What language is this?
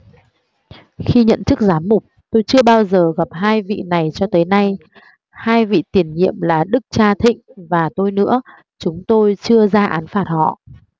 Vietnamese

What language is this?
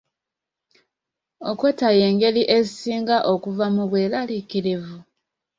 Ganda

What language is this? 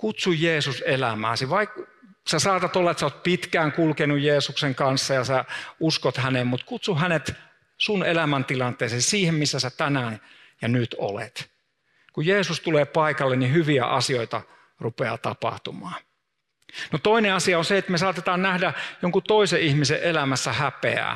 Finnish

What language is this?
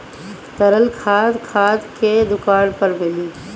Bhojpuri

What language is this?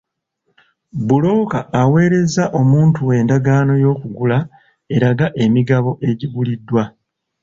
Ganda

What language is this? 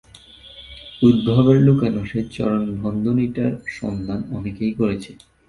Bangla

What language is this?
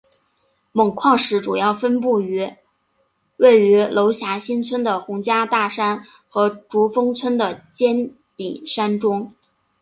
Chinese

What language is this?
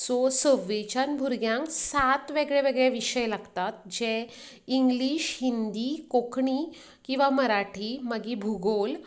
Konkani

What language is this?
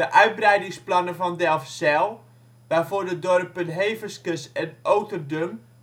Dutch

